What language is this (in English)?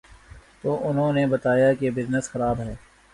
Urdu